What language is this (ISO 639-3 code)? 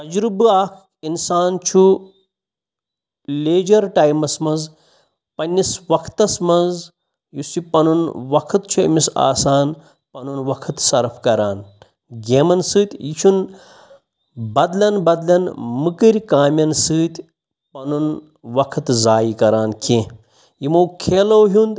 kas